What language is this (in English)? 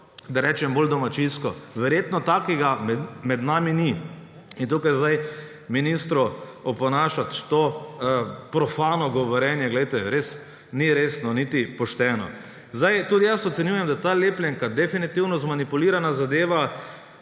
Slovenian